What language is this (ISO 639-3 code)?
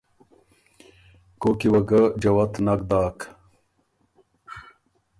oru